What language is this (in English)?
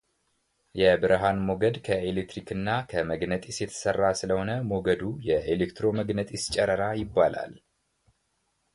Amharic